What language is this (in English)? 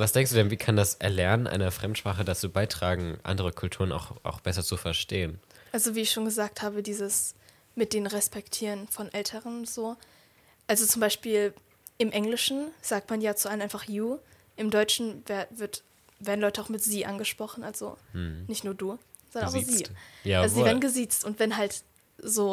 German